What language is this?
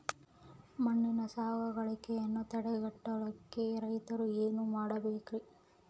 Kannada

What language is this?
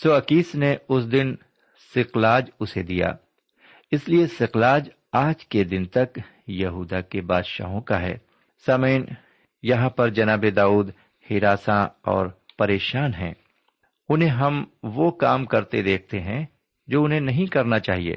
Urdu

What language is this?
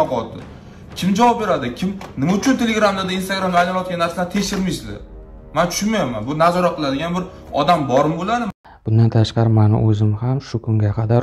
Turkish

